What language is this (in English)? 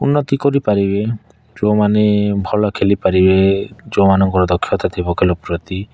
Odia